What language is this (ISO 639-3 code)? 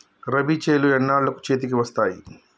tel